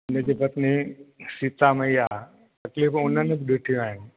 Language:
Sindhi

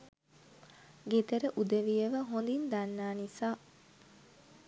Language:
Sinhala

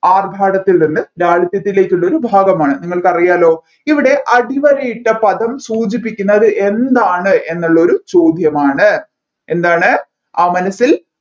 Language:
Malayalam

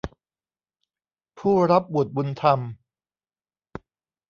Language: Thai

